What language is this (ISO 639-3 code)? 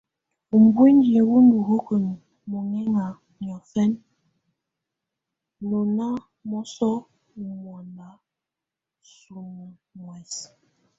tvu